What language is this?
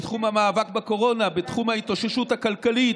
Hebrew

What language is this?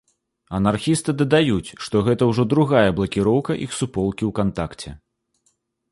Belarusian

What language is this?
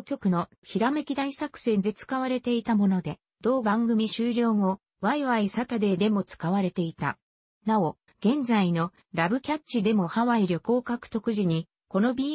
Japanese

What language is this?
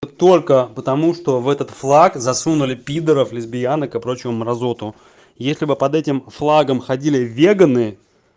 Russian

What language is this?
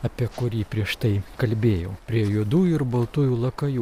Lithuanian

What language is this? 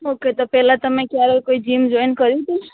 Gujarati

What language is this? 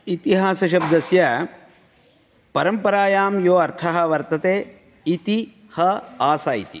Sanskrit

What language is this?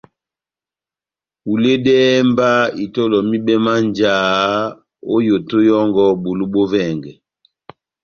Batanga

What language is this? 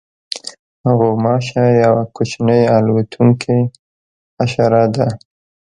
Pashto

